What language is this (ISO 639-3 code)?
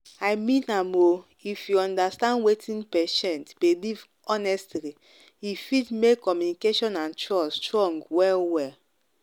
pcm